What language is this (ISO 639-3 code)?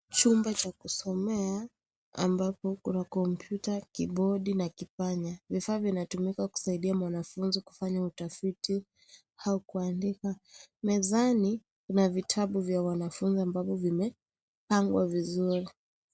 swa